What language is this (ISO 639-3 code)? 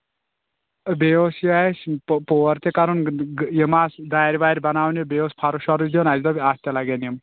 kas